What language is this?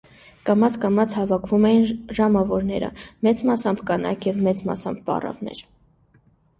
Armenian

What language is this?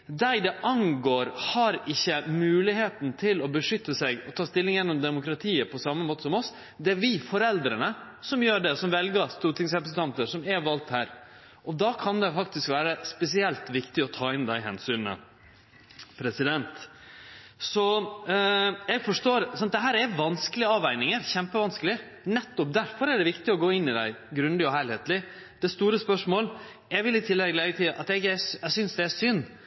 Norwegian Nynorsk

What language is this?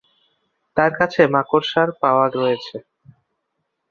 Bangla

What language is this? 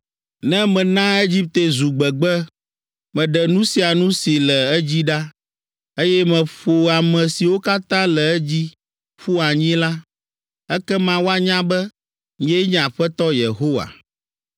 Ewe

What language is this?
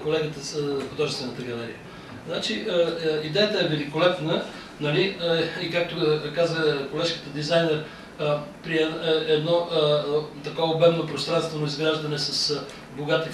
Bulgarian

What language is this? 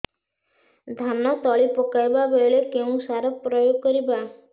Odia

